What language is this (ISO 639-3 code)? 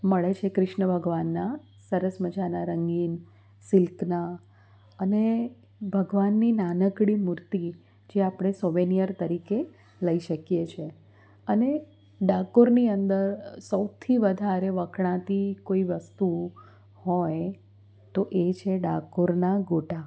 guj